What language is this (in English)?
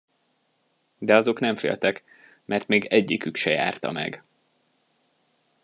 Hungarian